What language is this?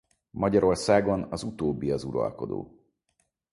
Hungarian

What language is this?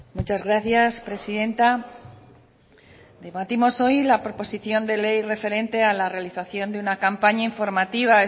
Spanish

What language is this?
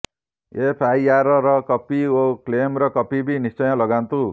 Odia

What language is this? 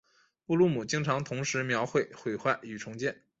Chinese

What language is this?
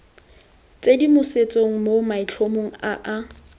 Tswana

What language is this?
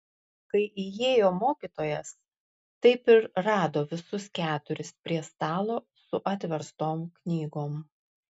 Lithuanian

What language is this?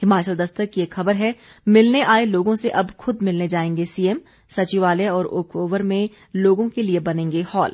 Hindi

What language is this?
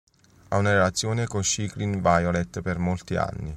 Italian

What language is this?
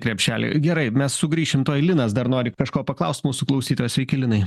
Lithuanian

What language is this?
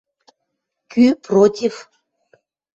Western Mari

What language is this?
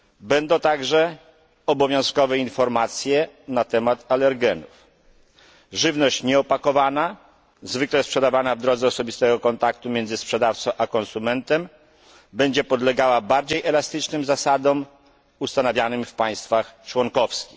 Polish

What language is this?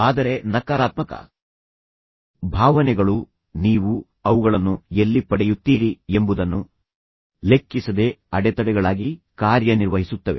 Kannada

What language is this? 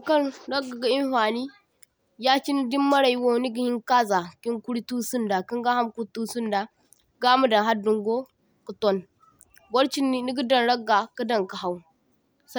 Zarma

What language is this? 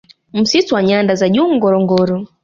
Swahili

